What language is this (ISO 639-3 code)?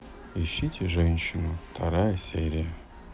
rus